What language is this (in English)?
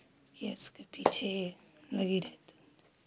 Hindi